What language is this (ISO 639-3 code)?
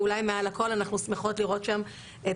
heb